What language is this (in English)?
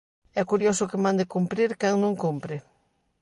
Galician